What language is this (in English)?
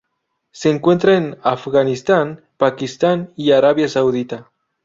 Spanish